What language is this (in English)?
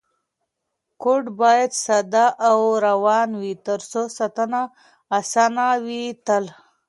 Pashto